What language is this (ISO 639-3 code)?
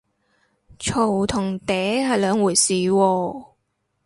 yue